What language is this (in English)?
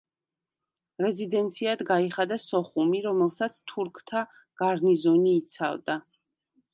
Georgian